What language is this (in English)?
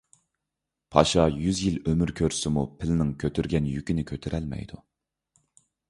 Uyghur